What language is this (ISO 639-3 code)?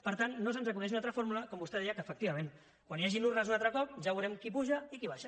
cat